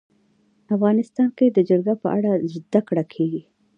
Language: Pashto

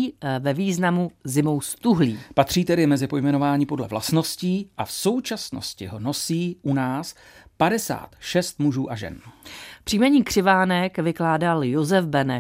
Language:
Czech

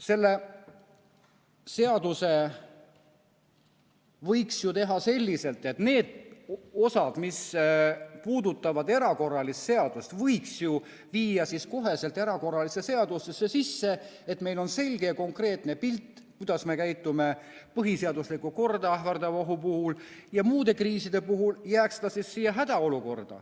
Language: Estonian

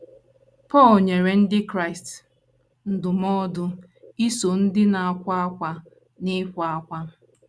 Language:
Igbo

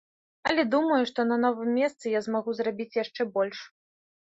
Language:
Belarusian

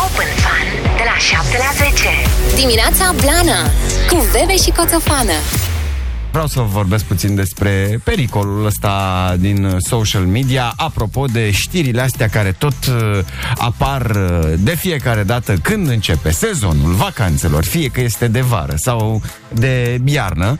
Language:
Romanian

